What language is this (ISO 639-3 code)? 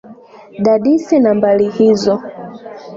swa